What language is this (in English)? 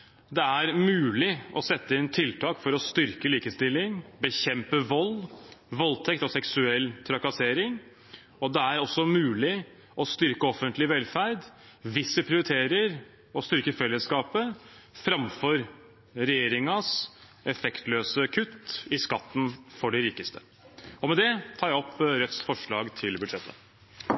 Norwegian